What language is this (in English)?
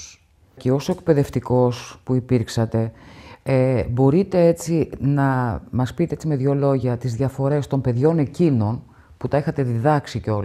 Greek